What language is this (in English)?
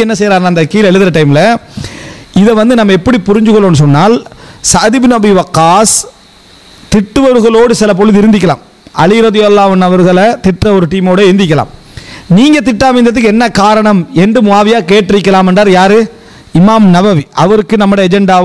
Arabic